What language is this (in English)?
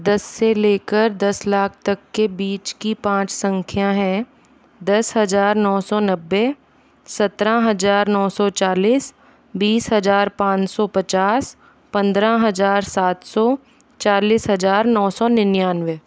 Hindi